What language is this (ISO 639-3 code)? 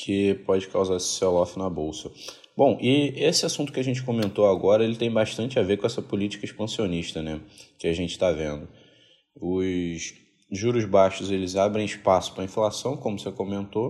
por